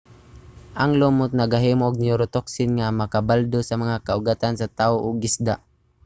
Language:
Cebuano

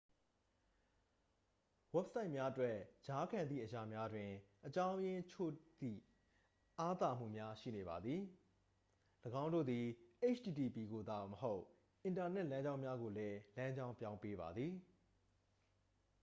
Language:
Burmese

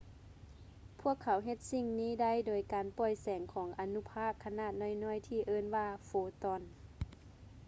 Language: Lao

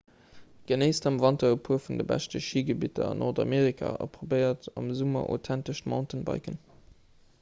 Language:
Luxembourgish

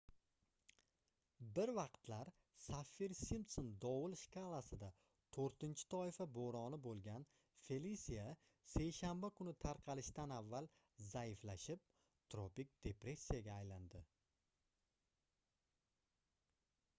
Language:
Uzbek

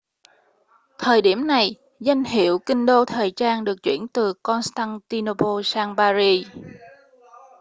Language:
Vietnamese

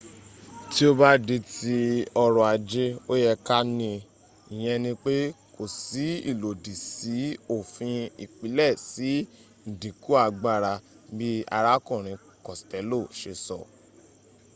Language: Yoruba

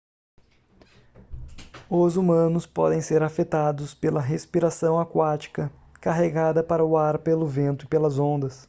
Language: Portuguese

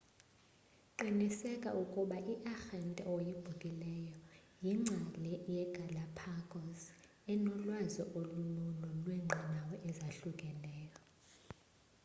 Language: Xhosa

